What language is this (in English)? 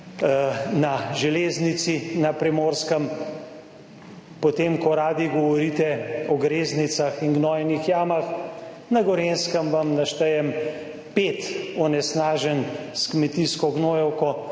Slovenian